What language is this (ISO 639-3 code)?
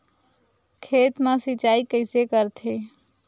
hne